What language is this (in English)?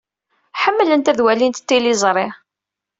Kabyle